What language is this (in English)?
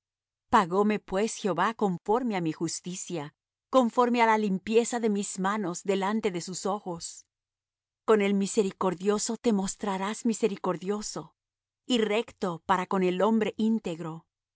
Spanish